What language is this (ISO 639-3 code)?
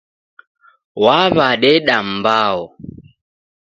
dav